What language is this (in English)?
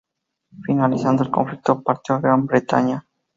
Spanish